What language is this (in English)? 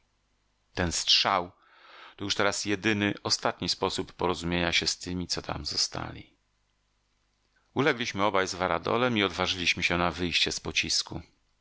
Polish